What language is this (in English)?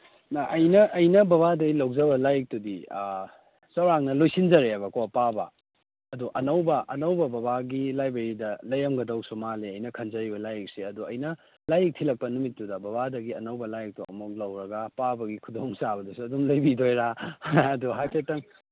Manipuri